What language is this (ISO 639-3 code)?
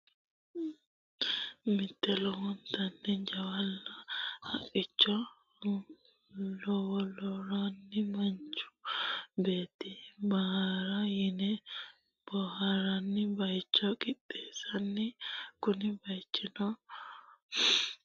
sid